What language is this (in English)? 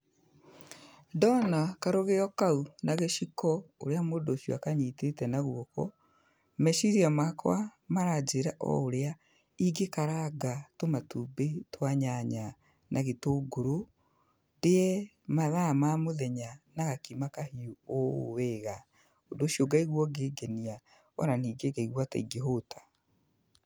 Kikuyu